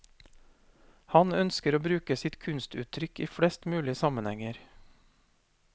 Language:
Norwegian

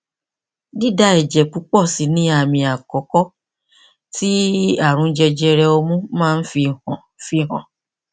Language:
Yoruba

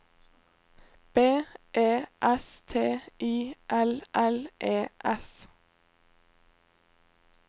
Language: Norwegian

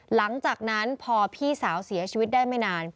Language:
Thai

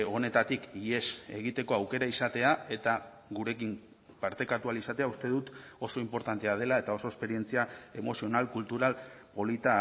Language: Basque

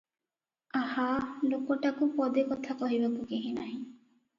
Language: Odia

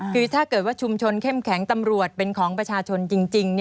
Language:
Thai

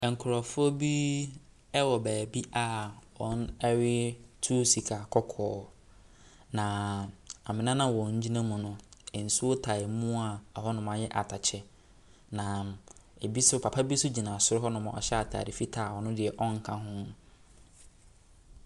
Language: Akan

